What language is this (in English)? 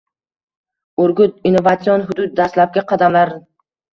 Uzbek